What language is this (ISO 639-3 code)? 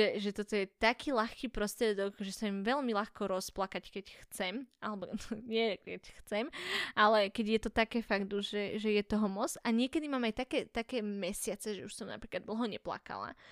slk